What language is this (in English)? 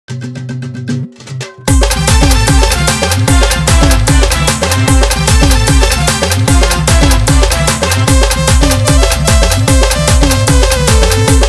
Thai